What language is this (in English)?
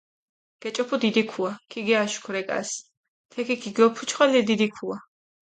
Mingrelian